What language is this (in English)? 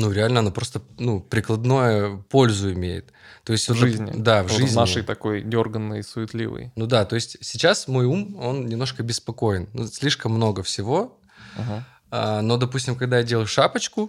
Russian